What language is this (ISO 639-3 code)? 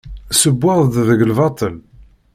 kab